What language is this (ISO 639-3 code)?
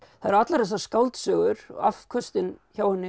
isl